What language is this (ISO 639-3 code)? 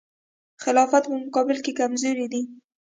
pus